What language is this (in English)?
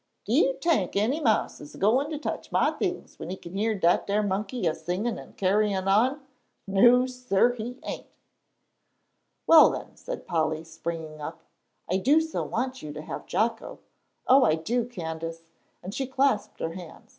English